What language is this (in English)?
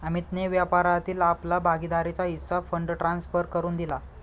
Marathi